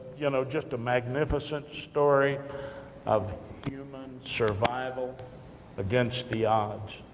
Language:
English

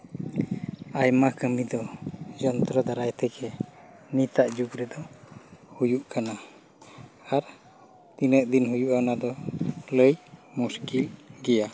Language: Santali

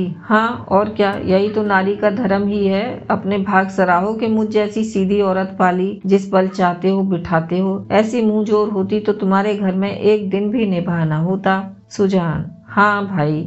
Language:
Hindi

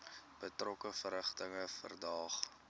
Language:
Afrikaans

